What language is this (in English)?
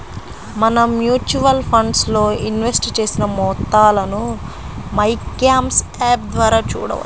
Telugu